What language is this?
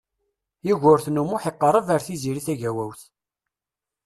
Kabyle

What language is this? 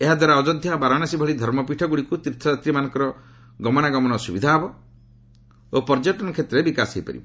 Odia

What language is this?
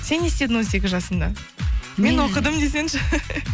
Kazakh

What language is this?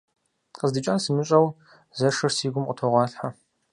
Kabardian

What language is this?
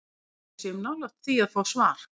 Icelandic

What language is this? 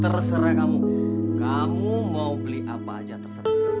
Indonesian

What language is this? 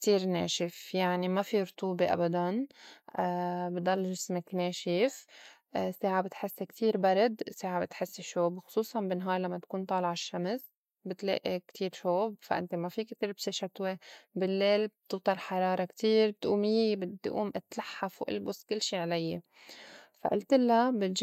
North Levantine Arabic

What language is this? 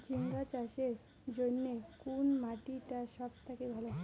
Bangla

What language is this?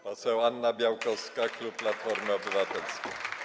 Polish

